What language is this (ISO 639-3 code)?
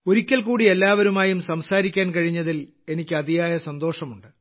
mal